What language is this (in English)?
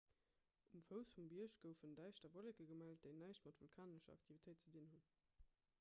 Luxembourgish